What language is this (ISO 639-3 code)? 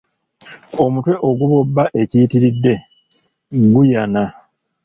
lug